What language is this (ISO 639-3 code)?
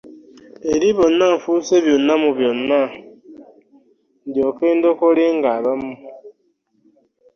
lug